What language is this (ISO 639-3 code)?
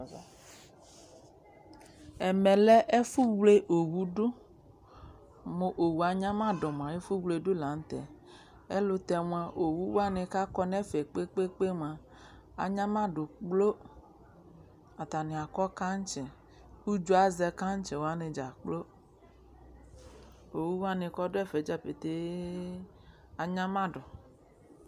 kpo